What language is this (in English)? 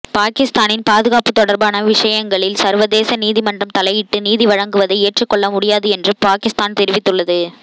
Tamil